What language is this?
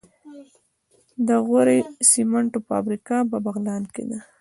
Pashto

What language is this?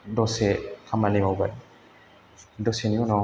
Bodo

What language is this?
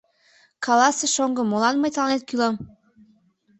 Mari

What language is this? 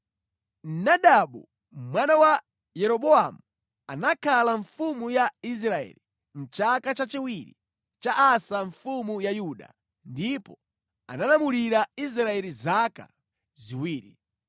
Nyanja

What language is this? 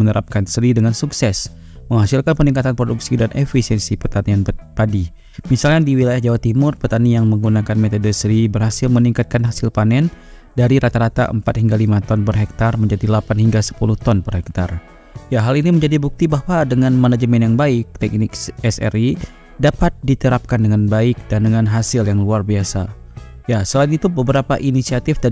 Indonesian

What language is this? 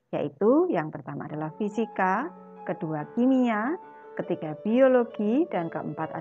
Indonesian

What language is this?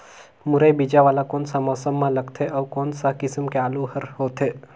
Chhattisgarhi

